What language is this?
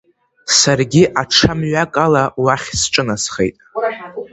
Abkhazian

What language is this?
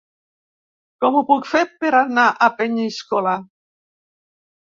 Catalan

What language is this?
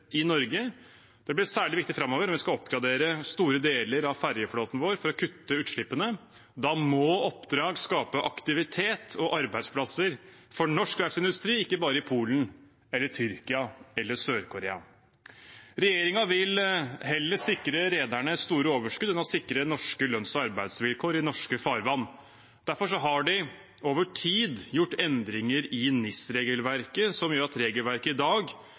Norwegian Bokmål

